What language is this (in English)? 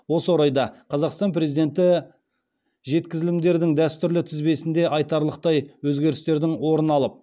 Kazakh